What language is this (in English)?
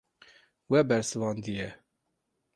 Kurdish